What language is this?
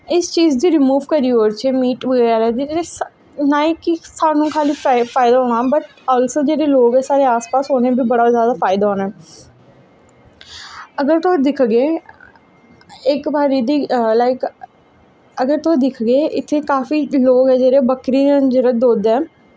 Dogri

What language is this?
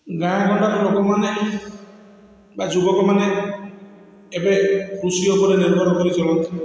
Odia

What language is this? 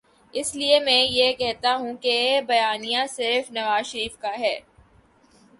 Urdu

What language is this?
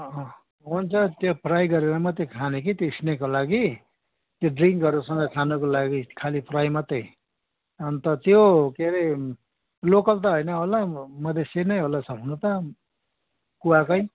Nepali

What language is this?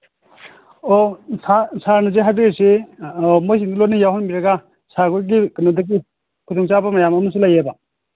Manipuri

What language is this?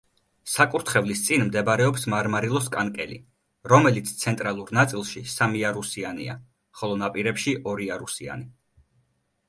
Georgian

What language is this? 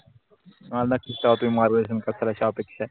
Marathi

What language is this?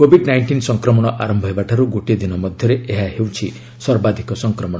Odia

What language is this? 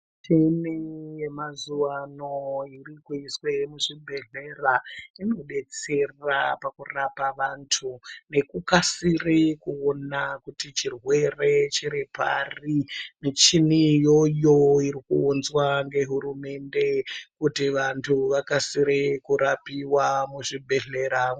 Ndau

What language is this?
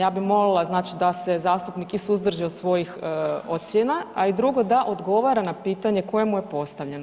Croatian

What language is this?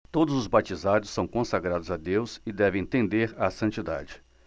Portuguese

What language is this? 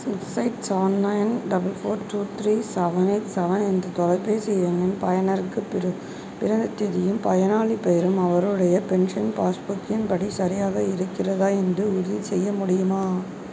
Tamil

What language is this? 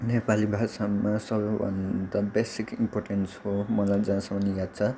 Nepali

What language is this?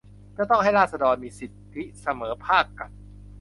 Thai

